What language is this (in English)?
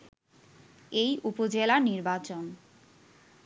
Bangla